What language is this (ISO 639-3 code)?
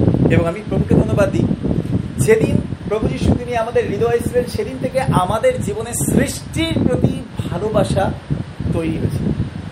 ben